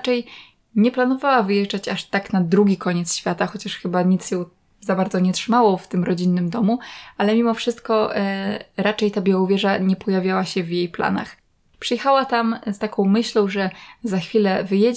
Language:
Polish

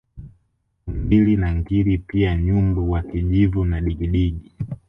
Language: Swahili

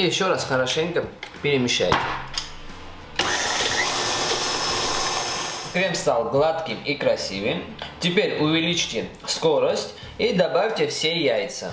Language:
Russian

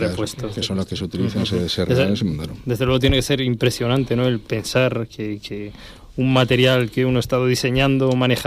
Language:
Spanish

